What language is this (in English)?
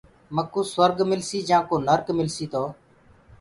Gurgula